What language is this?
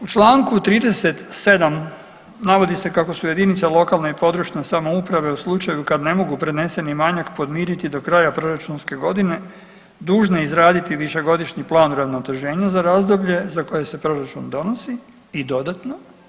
Croatian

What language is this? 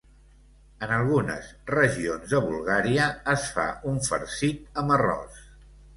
Catalan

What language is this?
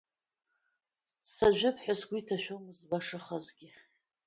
Abkhazian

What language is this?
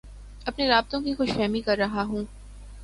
Urdu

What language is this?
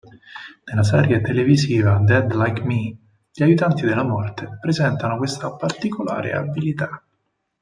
Italian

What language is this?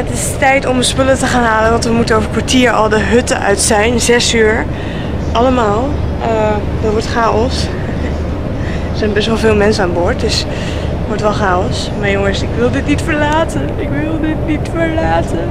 Dutch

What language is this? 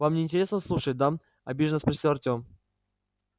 Russian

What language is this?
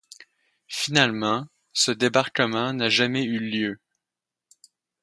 French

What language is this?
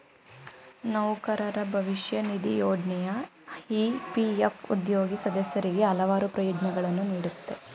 Kannada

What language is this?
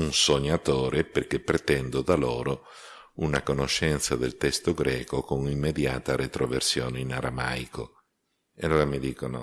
Italian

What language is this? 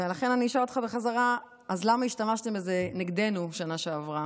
Hebrew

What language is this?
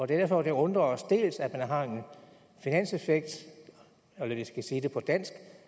Danish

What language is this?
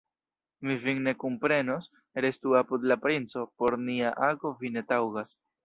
Esperanto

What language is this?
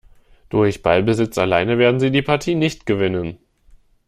German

